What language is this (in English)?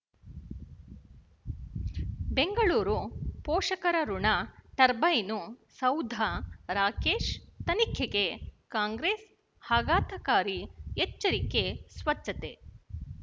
Kannada